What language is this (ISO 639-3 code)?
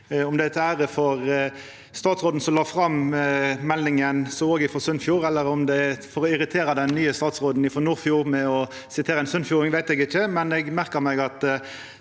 nor